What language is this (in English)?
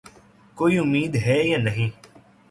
Urdu